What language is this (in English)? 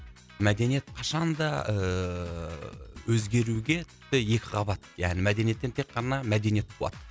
Kazakh